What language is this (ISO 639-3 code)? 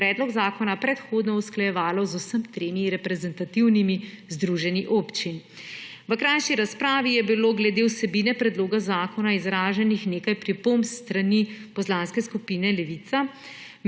slv